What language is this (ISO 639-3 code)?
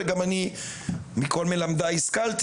heb